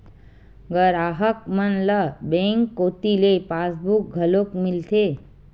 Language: Chhattisgarhi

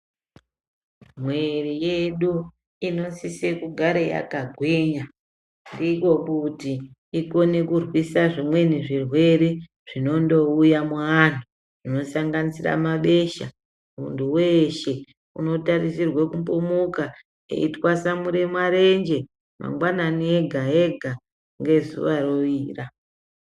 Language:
Ndau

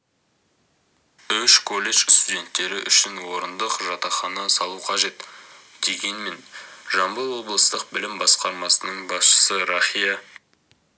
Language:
Kazakh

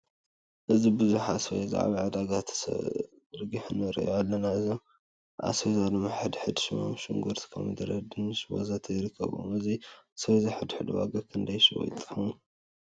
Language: Tigrinya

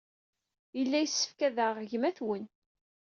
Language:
Kabyle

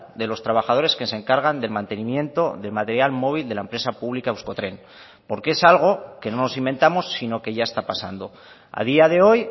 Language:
Spanish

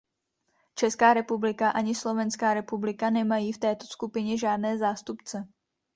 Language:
Czech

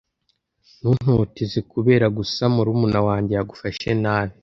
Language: Kinyarwanda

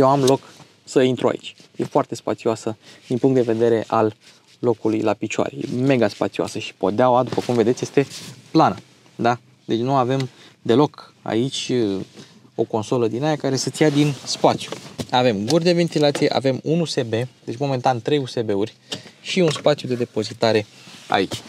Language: Romanian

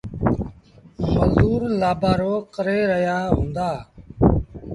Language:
Sindhi Bhil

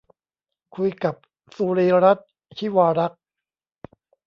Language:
Thai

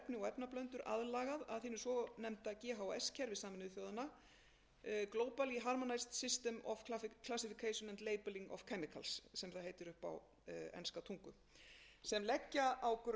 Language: Icelandic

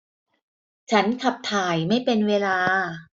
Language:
Thai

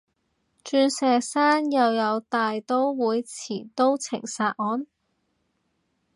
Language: Cantonese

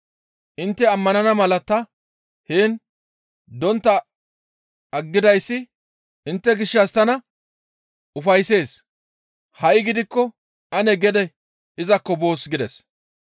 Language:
Gamo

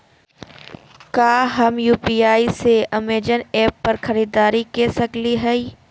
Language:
Magahi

